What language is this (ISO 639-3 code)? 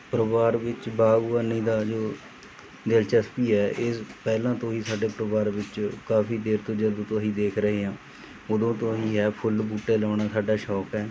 pan